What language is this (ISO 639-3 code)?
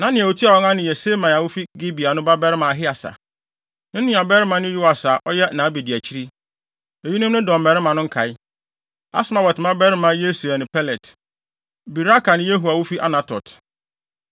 aka